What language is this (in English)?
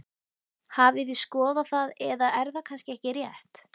Icelandic